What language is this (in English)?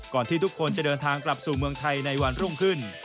Thai